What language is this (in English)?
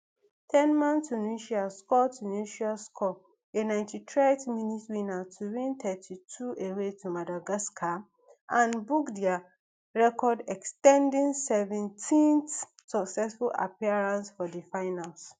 Nigerian Pidgin